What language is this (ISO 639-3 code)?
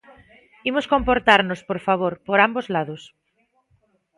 glg